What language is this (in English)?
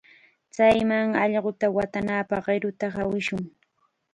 Chiquián Ancash Quechua